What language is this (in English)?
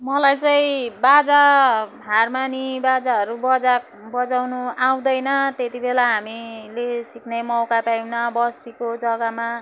Nepali